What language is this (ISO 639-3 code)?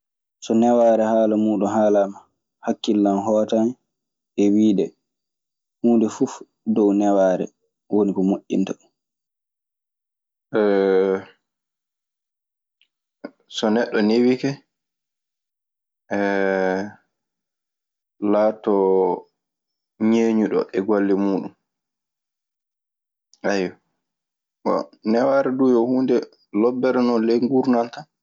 ffm